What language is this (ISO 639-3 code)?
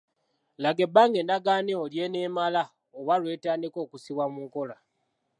lug